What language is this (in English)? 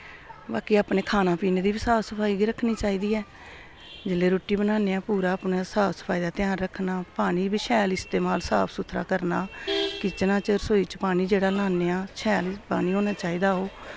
Dogri